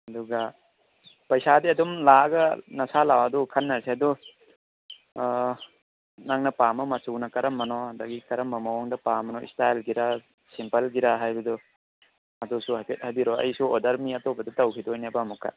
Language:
Manipuri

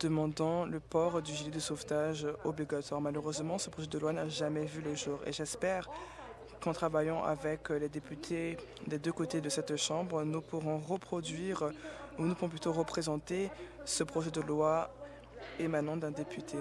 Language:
French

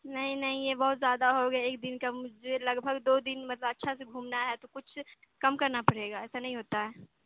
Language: Urdu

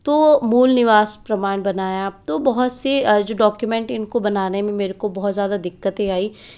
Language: Hindi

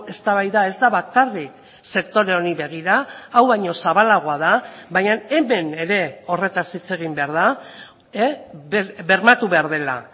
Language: Basque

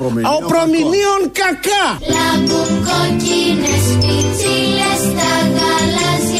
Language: Greek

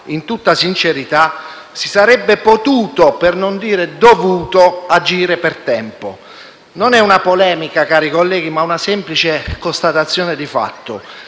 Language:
Italian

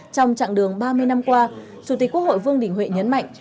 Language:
Vietnamese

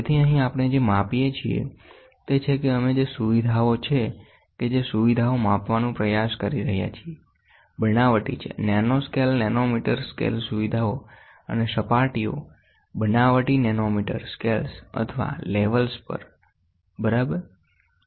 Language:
Gujarati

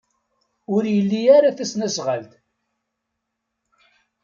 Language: Kabyle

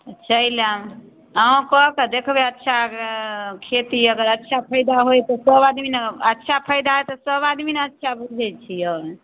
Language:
Maithili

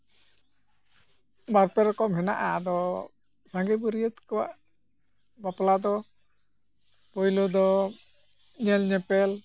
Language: Santali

